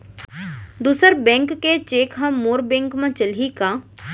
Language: Chhattisgarhi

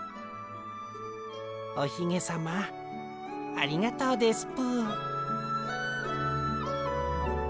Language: Japanese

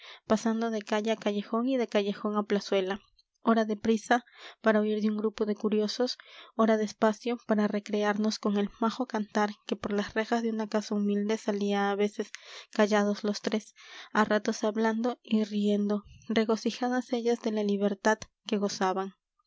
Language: Spanish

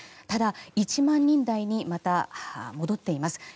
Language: Japanese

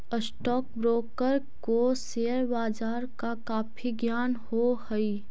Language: Magahi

